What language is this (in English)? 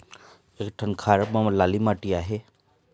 Chhattisgarhi